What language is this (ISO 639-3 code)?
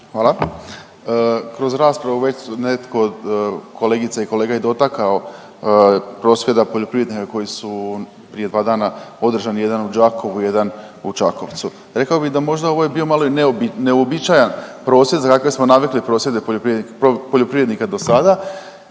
hrv